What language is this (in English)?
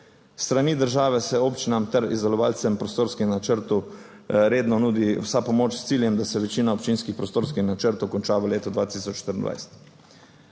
Slovenian